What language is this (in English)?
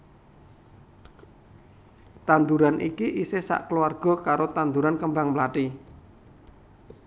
Javanese